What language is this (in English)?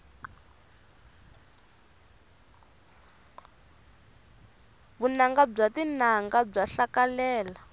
Tsonga